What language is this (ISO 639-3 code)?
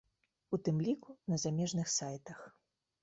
bel